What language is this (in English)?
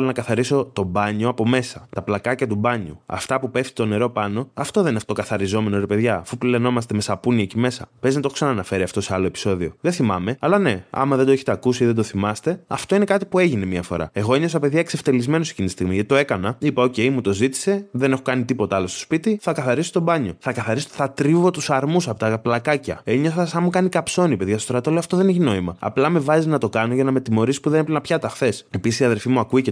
Greek